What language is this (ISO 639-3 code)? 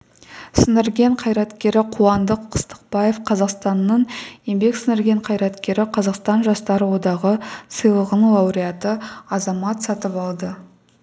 kaz